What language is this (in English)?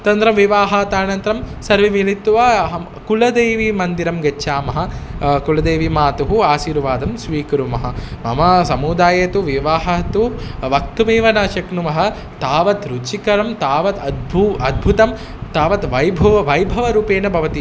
Sanskrit